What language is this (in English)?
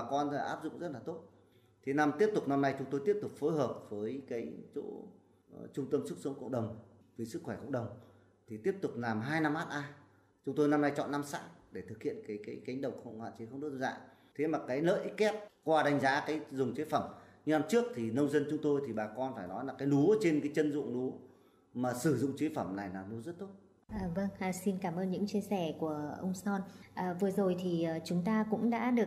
Vietnamese